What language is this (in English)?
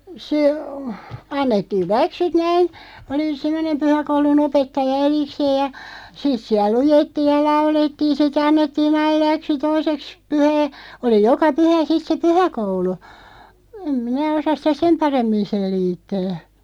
Finnish